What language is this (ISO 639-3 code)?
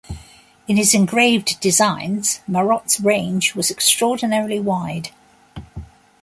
eng